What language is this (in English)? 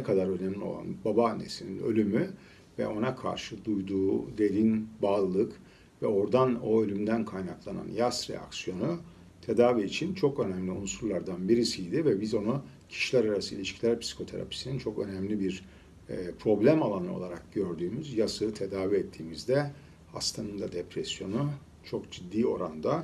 Turkish